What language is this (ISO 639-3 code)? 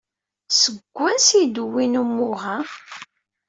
kab